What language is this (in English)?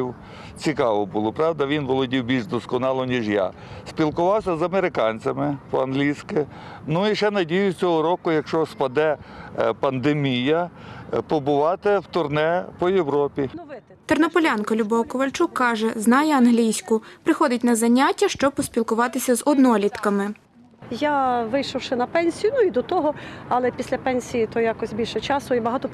Ukrainian